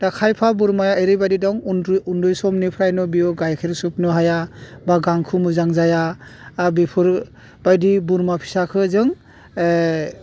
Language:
Bodo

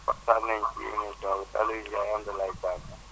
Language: Wolof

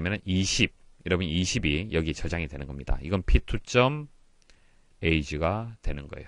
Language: Korean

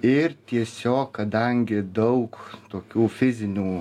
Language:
Lithuanian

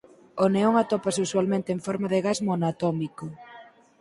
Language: Galician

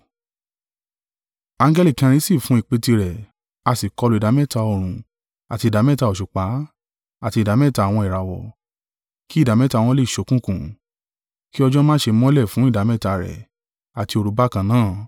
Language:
Yoruba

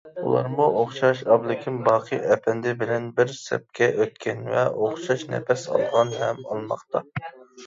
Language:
Uyghur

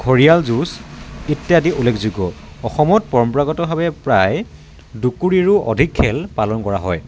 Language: Assamese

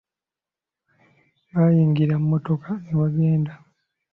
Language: Ganda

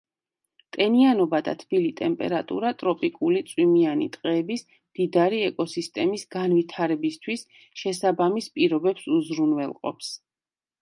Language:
Georgian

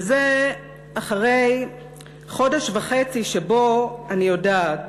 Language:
Hebrew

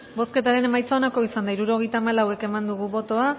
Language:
Basque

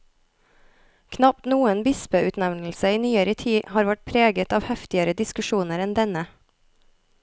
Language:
Norwegian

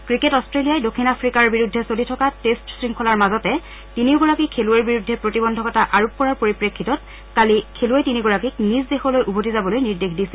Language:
Assamese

